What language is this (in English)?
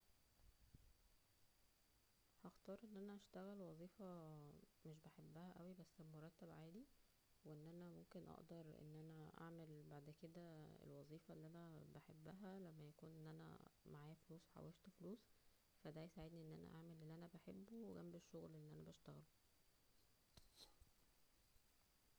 Egyptian Arabic